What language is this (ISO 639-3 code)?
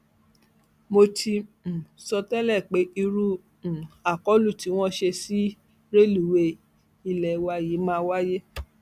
yor